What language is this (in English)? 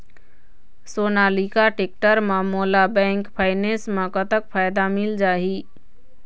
Chhattisgarhi